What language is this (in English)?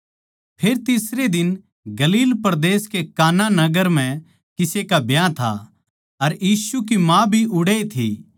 Haryanvi